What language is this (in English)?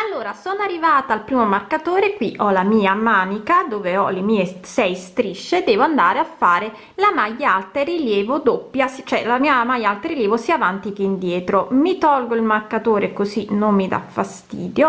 Italian